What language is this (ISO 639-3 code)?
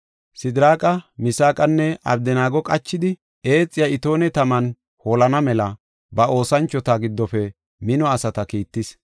gof